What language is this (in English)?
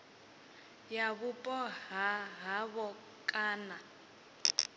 Venda